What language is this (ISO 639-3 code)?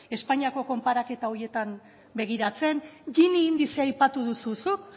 eus